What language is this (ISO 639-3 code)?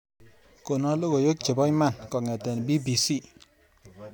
kln